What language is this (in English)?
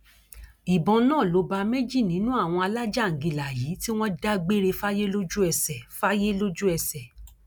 Yoruba